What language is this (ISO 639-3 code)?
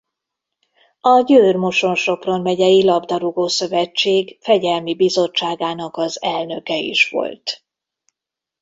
hun